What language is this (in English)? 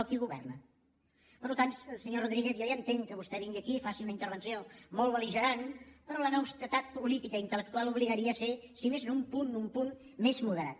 Catalan